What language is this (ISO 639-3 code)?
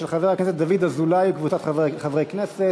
heb